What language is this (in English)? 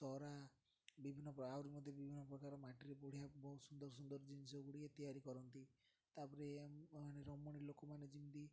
Odia